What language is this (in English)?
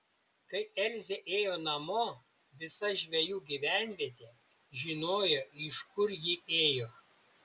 Lithuanian